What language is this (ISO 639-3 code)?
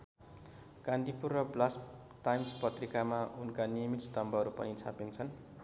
nep